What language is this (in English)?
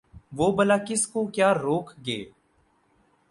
Urdu